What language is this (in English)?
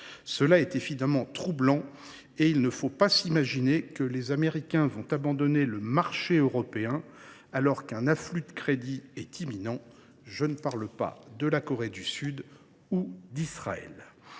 French